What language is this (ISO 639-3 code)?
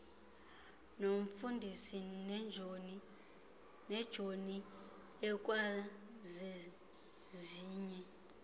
xho